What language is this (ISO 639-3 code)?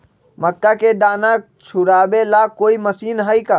mag